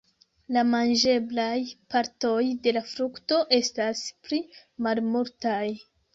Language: Esperanto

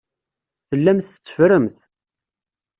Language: Kabyle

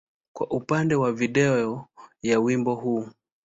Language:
Swahili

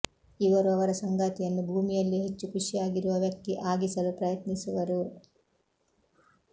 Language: Kannada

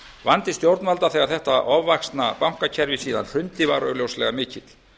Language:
Icelandic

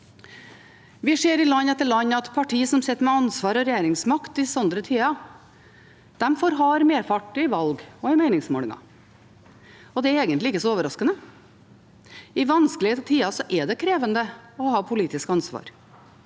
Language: Norwegian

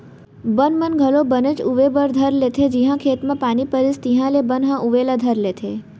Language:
Chhattisgarhi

